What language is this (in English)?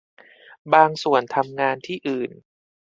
Thai